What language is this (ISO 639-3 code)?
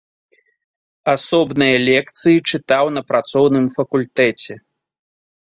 bel